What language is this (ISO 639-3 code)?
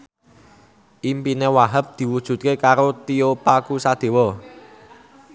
jav